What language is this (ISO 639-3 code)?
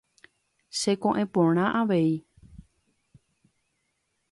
grn